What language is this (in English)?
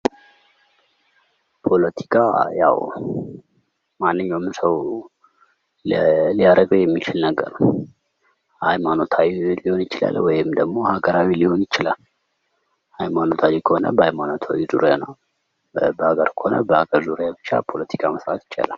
Amharic